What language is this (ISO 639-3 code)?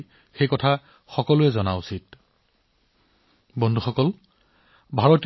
asm